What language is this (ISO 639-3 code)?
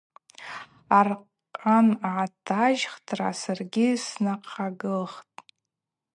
abq